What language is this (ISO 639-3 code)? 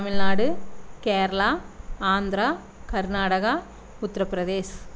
tam